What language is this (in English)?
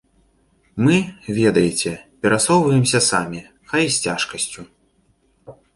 Belarusian